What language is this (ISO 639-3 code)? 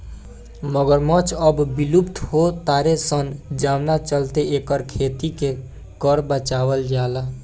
bho